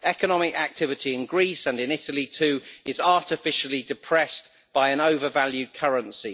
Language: English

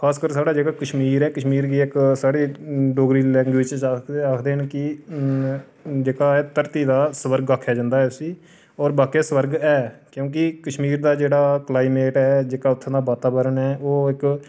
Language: Dogri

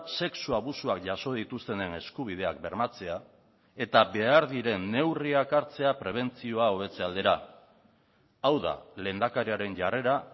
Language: Basque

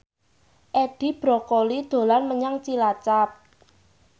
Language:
Javanese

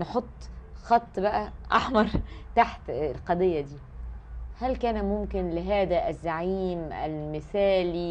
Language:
Arabic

